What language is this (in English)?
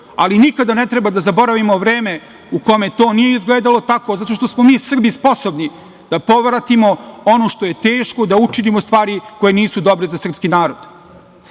Serbian